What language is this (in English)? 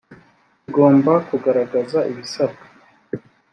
Kinyarwanda